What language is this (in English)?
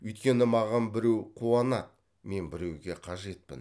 Kazakh